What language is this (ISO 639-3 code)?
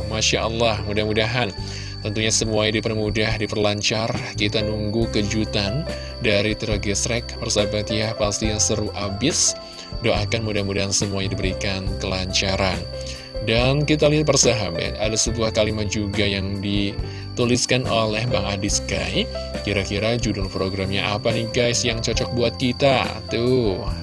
ind